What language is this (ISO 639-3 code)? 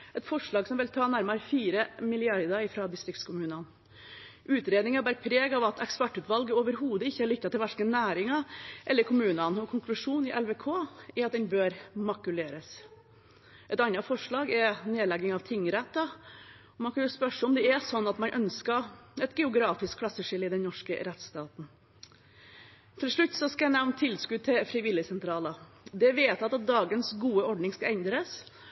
nob